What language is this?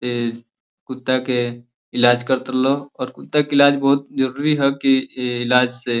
Bhojpuri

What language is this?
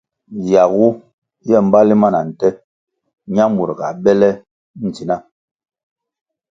Kwasio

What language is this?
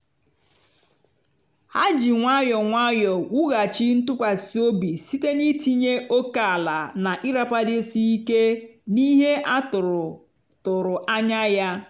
Igbo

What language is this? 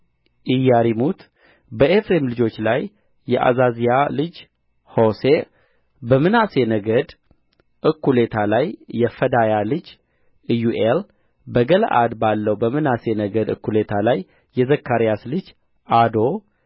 Amharic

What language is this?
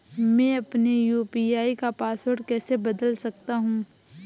Hindi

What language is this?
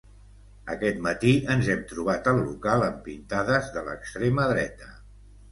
Catalan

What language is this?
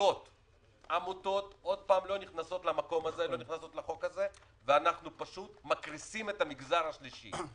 Hebrew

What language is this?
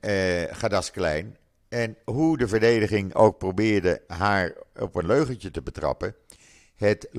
Dutch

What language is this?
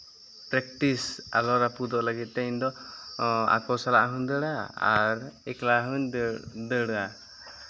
Santali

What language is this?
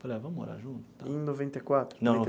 Portuguese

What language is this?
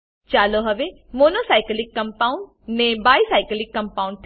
Gujarati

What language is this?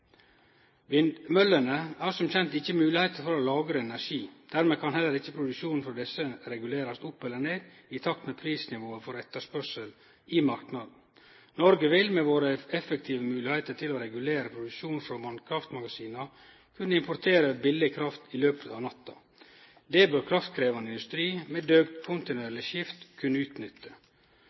Norwegian Nynorsk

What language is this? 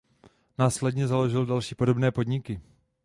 Czech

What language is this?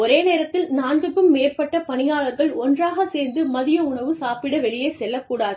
Tamil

